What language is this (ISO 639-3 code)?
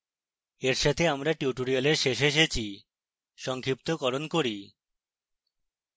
ben